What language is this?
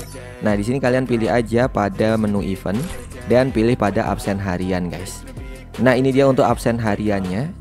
Indonesian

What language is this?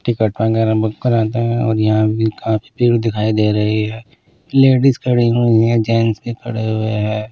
Hindi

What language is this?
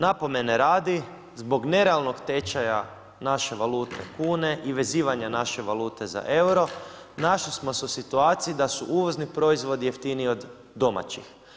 Croatian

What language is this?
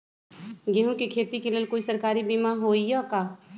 Magahi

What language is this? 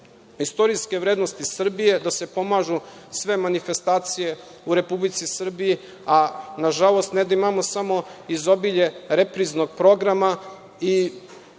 Serbian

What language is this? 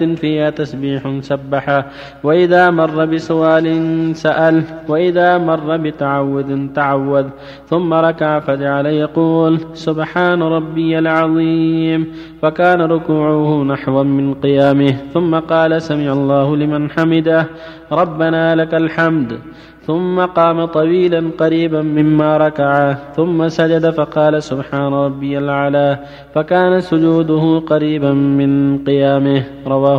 Arabic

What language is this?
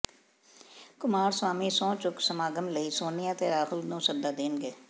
Punjabi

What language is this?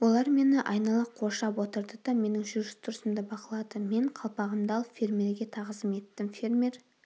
Kazakh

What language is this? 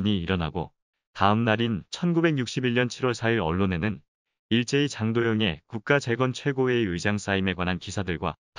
Korean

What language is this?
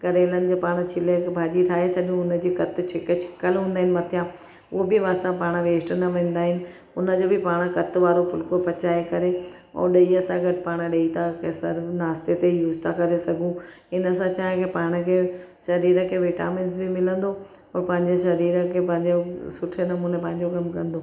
Sindhi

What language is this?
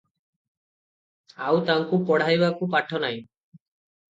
Odia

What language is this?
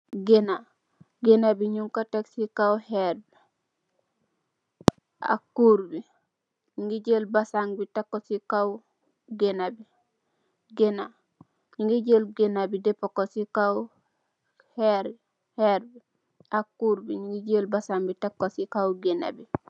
Wolof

